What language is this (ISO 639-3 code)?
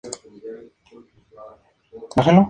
spa